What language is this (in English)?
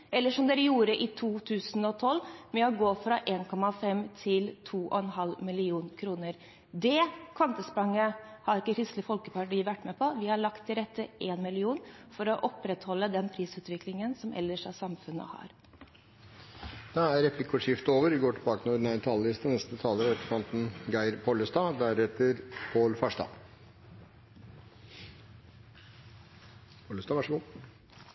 Norwegian